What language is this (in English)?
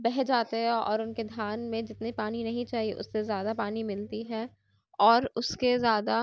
Urdu